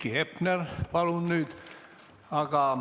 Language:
Estonian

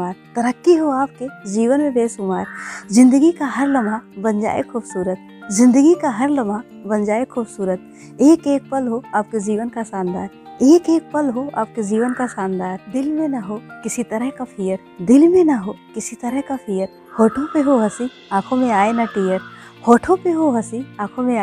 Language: Hindi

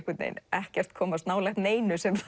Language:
Icelandic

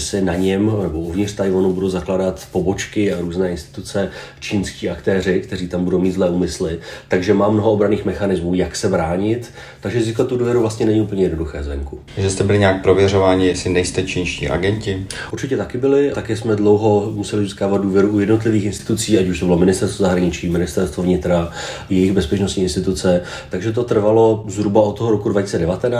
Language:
Czech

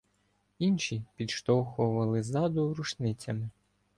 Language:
Ukrainian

